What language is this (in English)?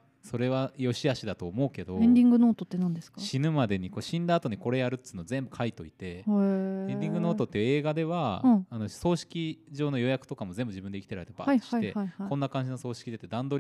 Japanese